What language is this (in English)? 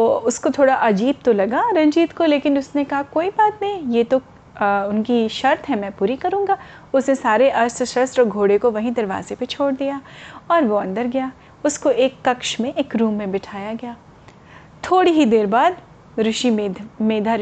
Hindi